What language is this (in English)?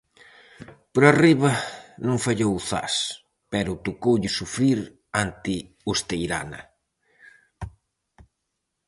Galician